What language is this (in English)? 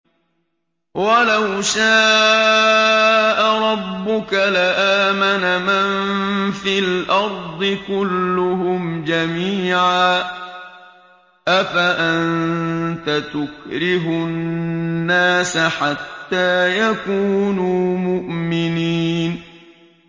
Arabic